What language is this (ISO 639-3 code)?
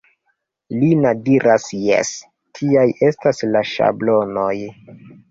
epo